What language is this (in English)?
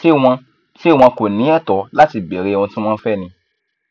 Yoruba